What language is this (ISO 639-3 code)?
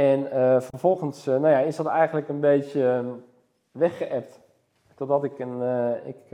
nld